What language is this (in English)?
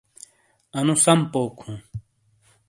Shina